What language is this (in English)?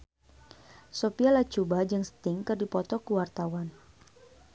Sundanese